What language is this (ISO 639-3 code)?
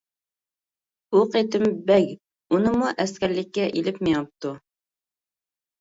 uig